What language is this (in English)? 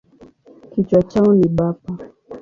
Swahili